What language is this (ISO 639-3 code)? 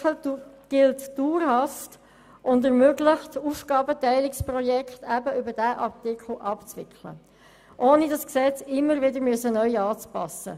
gsw